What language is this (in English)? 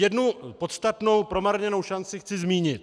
Czech